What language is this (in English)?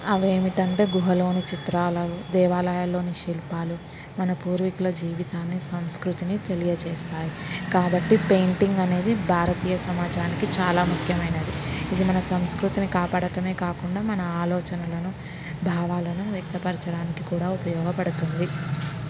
Telugu